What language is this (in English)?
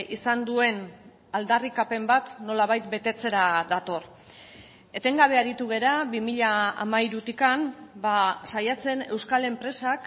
Basque